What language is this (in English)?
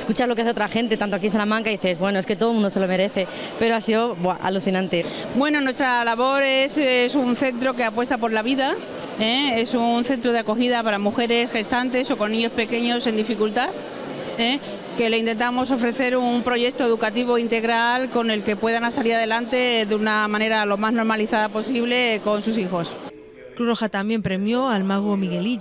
Spanish